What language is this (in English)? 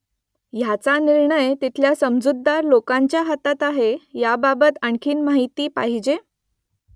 Marathi